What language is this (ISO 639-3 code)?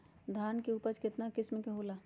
mag